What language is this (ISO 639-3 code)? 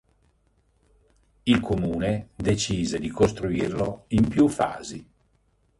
ita